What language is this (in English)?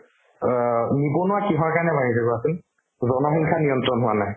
Assamese